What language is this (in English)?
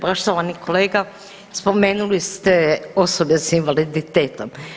Croatian